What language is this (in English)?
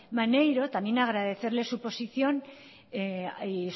Spanish